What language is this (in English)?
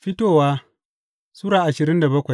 Hausa